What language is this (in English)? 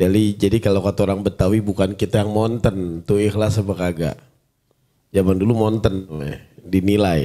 Indonesian